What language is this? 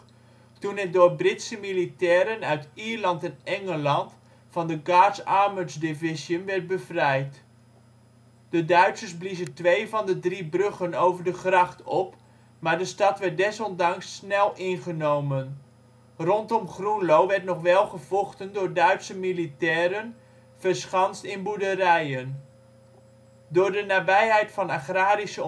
Dutch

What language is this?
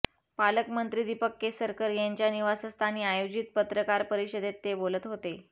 Marathi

